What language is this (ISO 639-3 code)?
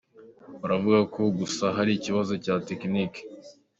kin